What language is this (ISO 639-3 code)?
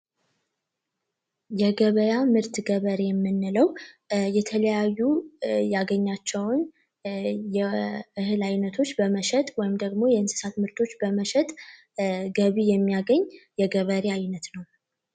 amh